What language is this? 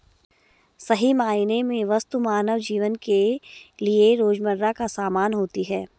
Hindi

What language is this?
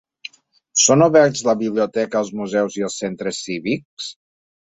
Catalan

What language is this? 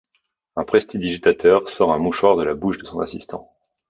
French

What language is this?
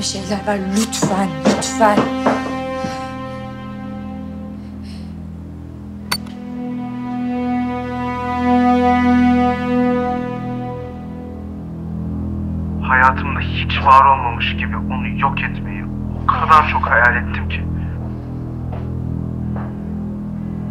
Turkish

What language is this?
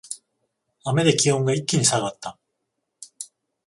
Japanese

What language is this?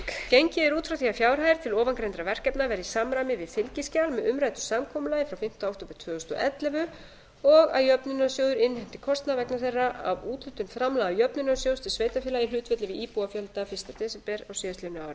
Icelandic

